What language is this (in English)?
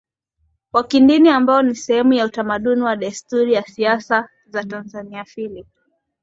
Swahili